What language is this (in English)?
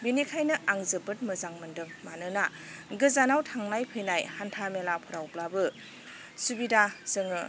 Bodo